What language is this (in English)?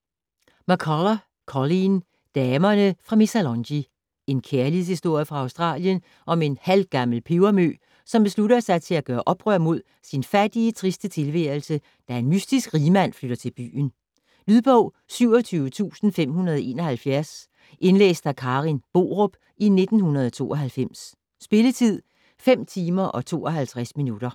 Danish